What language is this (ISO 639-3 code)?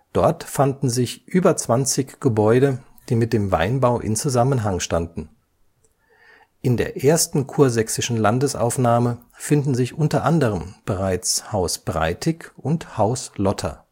deu